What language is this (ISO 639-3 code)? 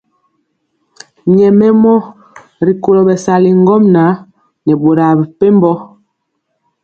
mcx